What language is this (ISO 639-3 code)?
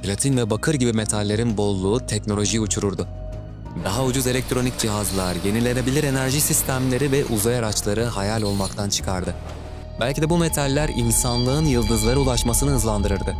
tur